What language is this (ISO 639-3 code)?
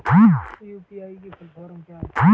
hin